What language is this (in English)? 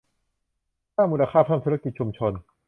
Thai